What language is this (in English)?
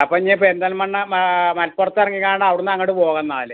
Malayalam